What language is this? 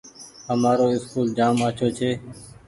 Goaria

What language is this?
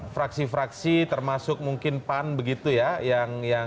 Indonesian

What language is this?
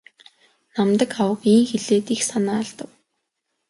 Mongolian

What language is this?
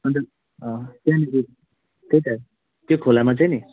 Nepali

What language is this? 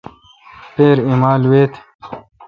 Kalkoti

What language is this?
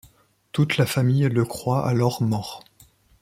French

